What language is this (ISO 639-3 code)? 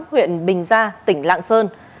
vie